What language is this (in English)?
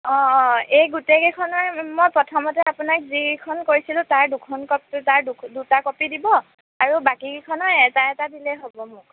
Assamese